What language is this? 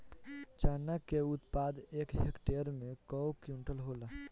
Bhojpuri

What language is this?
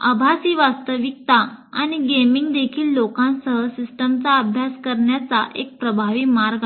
Marathi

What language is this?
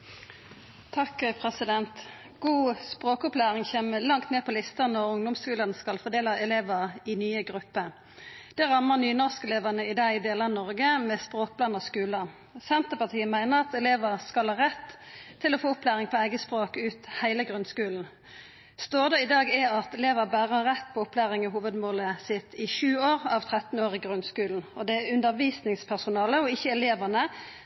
Norwegian Nynorsk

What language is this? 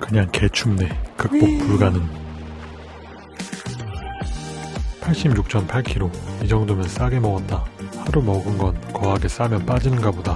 Korean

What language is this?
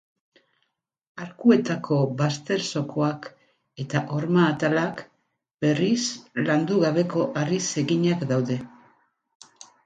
Basque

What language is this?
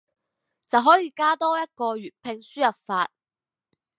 Cantonese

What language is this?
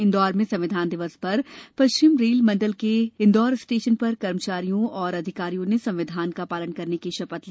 Hindi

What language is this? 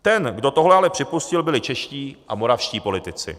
Czech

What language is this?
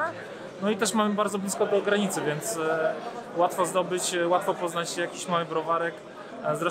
Polish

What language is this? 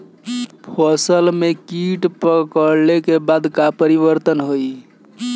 Bhojpuri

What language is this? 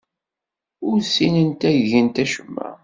Kabyle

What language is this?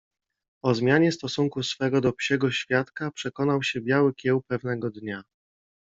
Polish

